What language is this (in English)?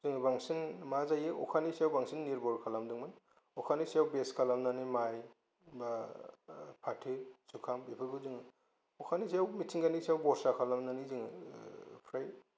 Bodo